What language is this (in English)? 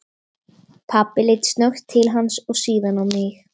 Icelandic